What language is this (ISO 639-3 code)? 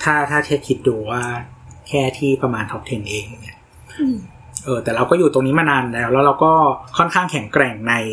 tha